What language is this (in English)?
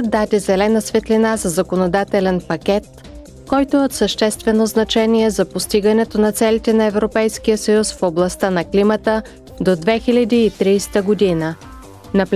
Bulgarian